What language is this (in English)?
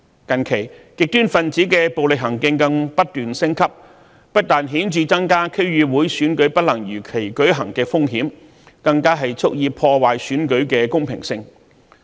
Cantonese